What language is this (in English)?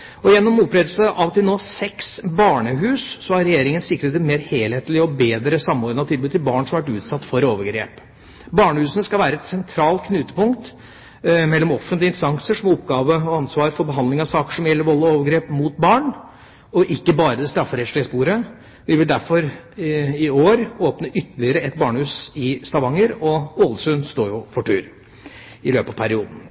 Norwegian Bokmål